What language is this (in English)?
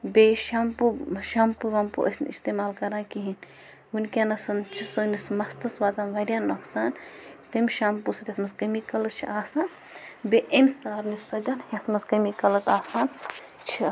Kashmiri